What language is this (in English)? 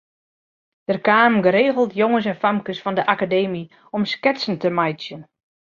Western Frisian